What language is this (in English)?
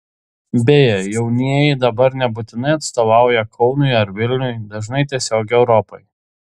Lithuanian